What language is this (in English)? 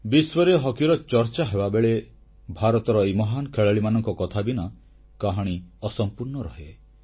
Odia